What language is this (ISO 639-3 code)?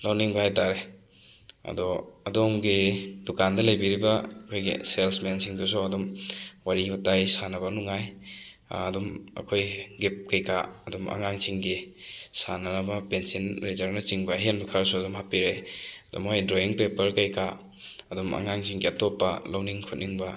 mni